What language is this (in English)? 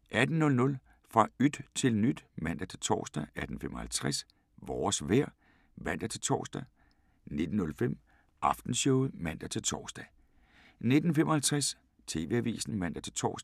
Danish